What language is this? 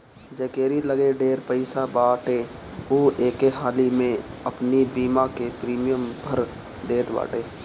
Bhojpuri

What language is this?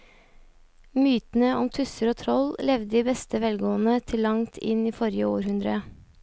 Norwegian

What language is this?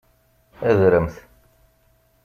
Kabyle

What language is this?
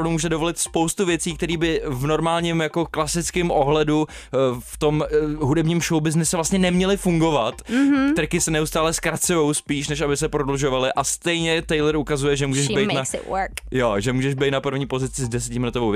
Czech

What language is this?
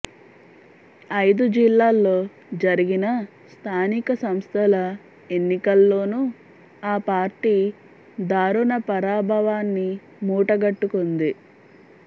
Telugu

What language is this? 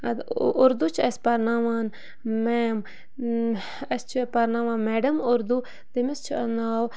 Kashmiri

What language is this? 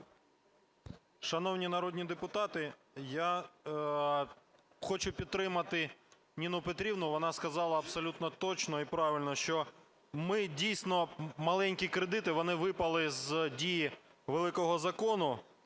Ukrainian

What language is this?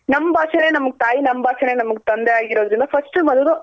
Kannada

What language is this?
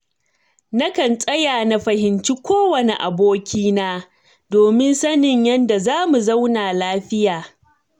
Hausa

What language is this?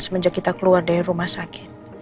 Indonesian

